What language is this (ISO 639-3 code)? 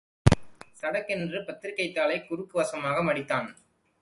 tam